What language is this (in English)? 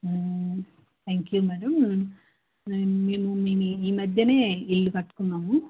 Telugu